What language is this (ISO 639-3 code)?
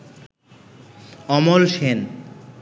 ben